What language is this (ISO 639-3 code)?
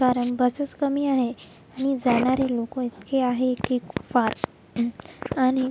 mar